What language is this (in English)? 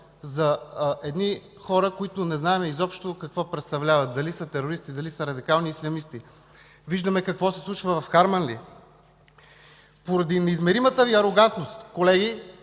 Bulgarian